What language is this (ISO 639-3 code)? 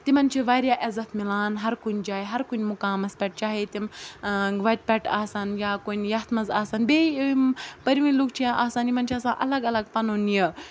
kas